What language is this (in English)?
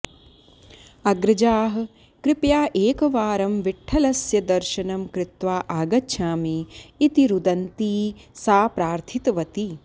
Sanskrit